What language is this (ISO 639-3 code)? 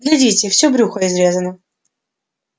rus